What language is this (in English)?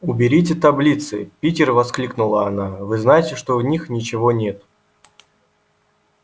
Russian